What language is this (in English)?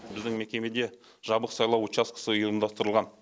Kazakh